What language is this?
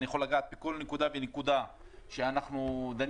Hebrew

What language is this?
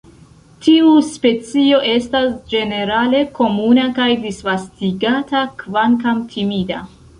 Esperanto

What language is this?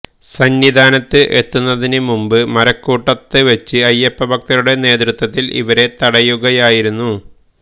Malayalam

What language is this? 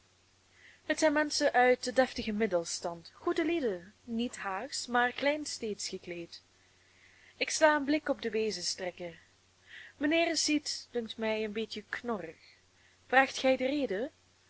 Dutch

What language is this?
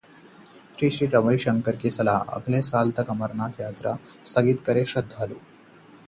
Hindi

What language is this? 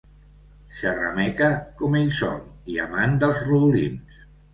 Catalan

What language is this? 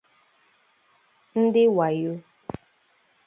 Igbo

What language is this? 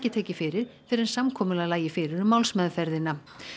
Icelandic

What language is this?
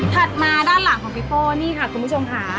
Thai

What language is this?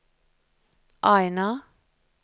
Norwegian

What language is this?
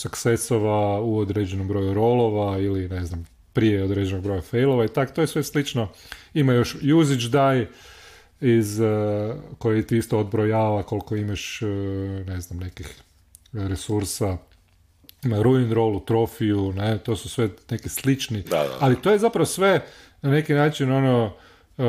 Croatian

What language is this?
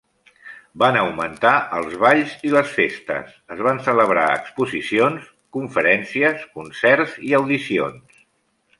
Catalan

